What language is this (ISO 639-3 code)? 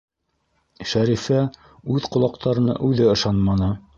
bak